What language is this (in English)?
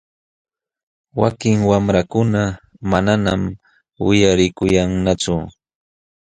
Jauja Wanca Quechua